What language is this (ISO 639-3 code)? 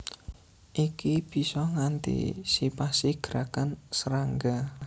jav